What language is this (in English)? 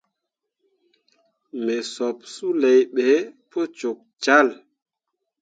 Mundang